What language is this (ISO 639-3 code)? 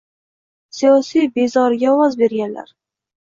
uzb